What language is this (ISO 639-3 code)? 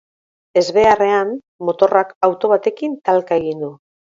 eus